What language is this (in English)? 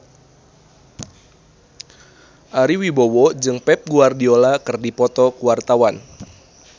Sundanese